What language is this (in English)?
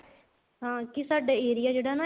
Punjabi